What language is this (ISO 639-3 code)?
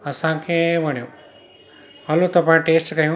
snd